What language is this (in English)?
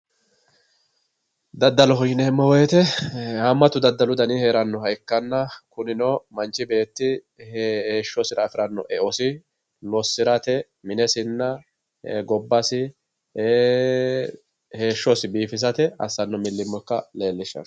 Sidamo